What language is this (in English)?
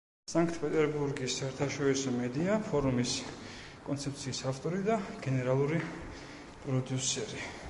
Georgian